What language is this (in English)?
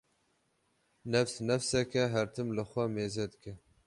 Kurdish